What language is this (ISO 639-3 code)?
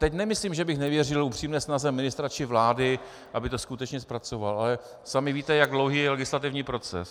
ces